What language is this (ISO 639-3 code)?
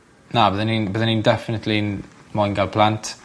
cym